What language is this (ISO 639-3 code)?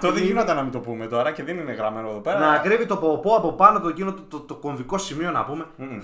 ell